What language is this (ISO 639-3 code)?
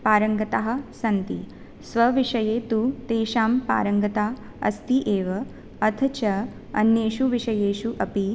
san